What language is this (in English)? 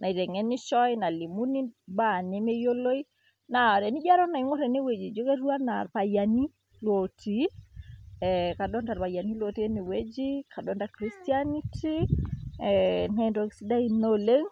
Masai